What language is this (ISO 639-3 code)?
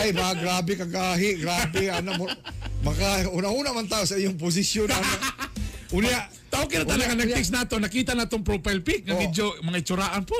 fil